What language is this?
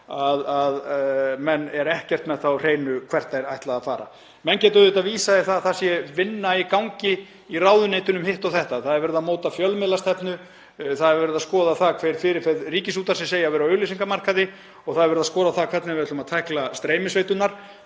Icelandic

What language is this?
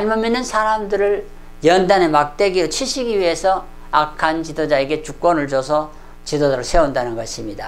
Korean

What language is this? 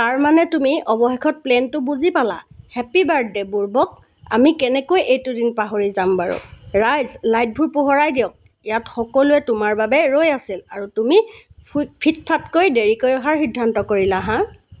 Assamese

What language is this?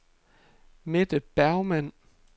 Danish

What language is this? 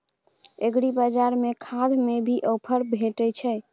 Maithili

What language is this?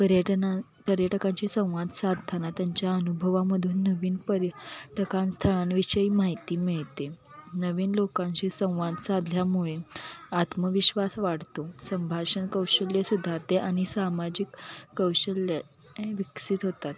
Marathi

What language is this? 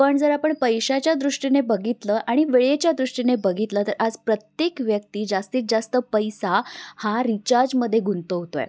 Marathi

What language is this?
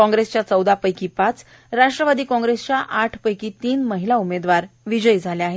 Marathi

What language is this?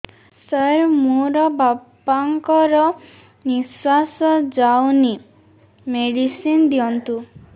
Odia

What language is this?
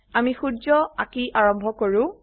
Assamese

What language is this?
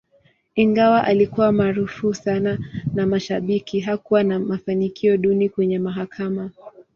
Swahili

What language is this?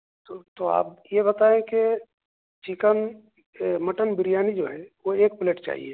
Urdu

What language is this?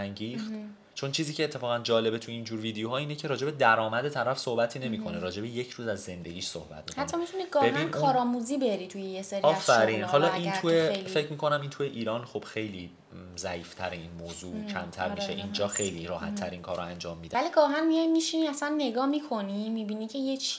Persian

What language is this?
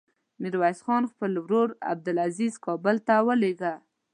Pashto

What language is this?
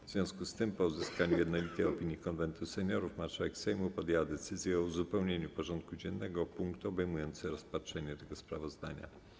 Polish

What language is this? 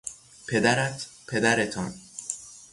Persian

